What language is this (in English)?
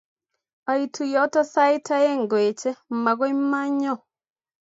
Kalenjin